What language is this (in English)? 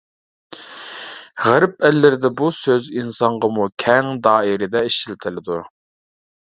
Uyghur